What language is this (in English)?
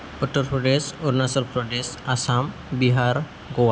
Bodo